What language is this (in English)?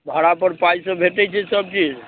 Maithili